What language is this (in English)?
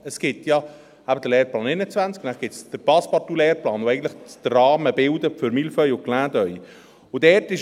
Swiss German